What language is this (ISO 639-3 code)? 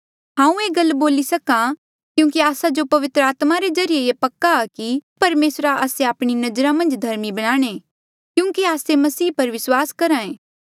mjl